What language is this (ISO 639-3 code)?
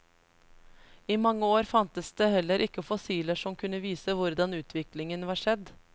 nor